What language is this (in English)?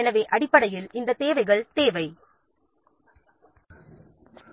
Tamil